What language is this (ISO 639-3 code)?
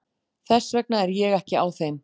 isl